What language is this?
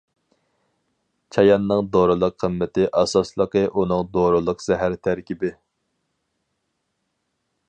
Uyghur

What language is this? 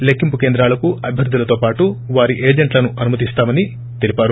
Telugu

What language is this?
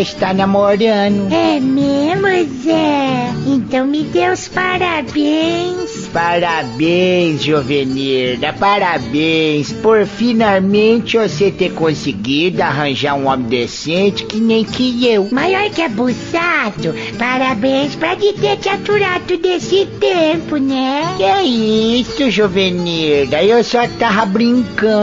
Portuguese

